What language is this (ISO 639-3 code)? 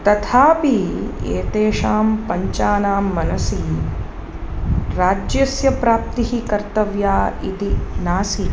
san